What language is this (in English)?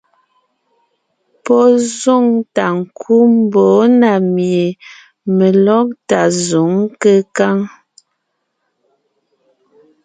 Ngiemboon